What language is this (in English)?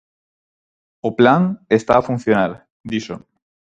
Galician